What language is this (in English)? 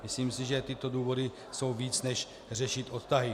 Czech